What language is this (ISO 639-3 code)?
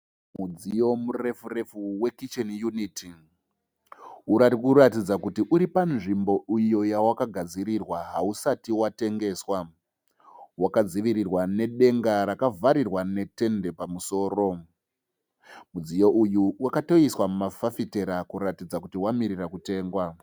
sna